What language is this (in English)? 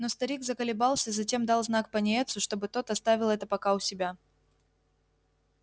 Russian